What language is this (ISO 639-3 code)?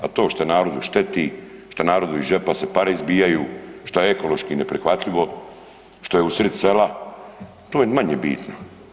hrv